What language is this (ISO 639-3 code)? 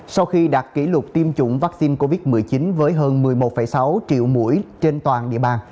vie